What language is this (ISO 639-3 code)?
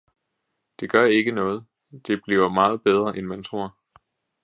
dan